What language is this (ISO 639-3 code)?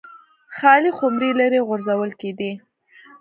pus